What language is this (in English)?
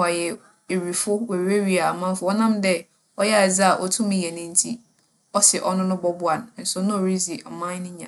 Akan